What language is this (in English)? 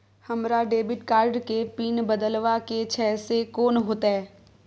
Maithili